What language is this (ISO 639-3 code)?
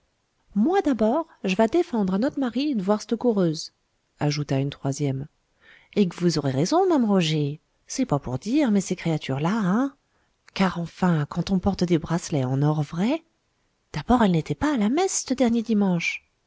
fra